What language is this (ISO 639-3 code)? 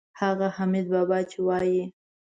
pus